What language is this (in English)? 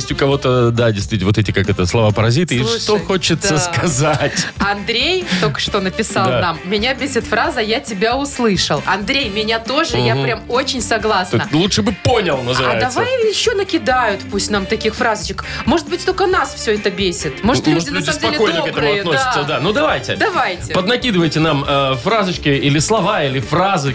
Russian